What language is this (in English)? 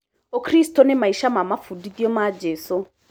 Kikuyu